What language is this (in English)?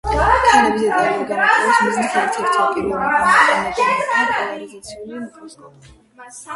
Georgian